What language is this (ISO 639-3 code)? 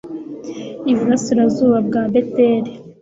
kin